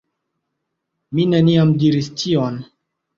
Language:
Esperanto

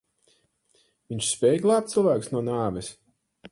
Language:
Latvian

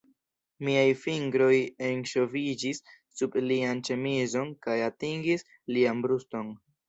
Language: Esperanto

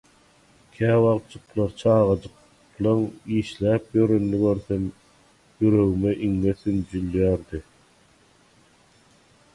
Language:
Turkmen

